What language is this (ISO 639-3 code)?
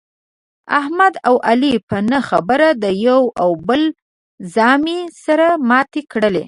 pus